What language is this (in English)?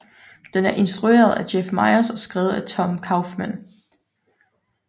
Danish